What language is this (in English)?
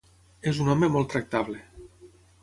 Catalan